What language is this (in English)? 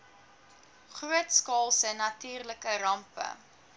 Afrikaans